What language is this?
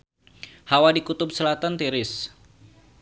Sundanese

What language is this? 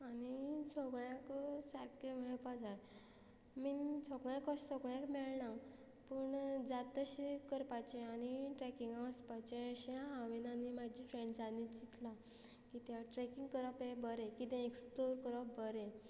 Konkani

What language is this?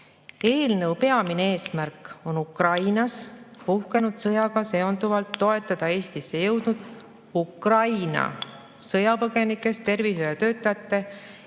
Estonian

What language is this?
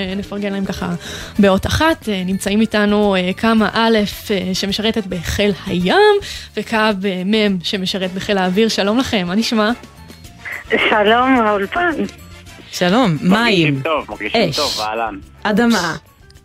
Hebrew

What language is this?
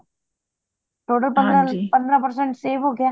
Punjabi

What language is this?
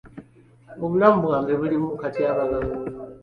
Ganda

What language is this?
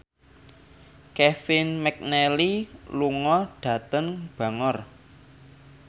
Javanese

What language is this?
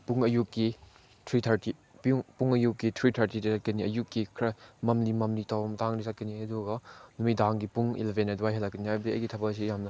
Manipuri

